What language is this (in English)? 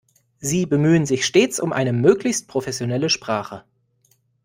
German